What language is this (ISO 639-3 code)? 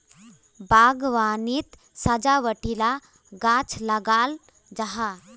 mag